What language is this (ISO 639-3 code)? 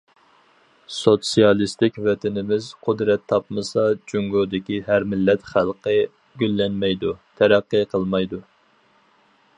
uig